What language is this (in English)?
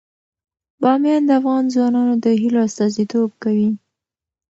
Pashto